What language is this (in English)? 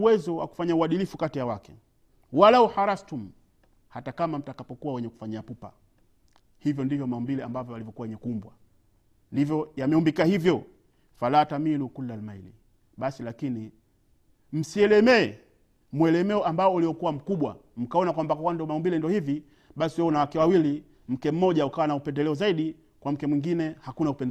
Swahili